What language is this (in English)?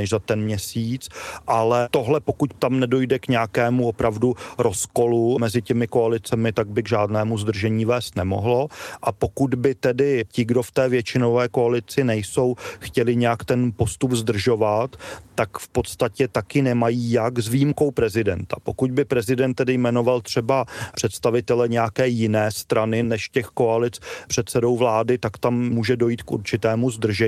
Czech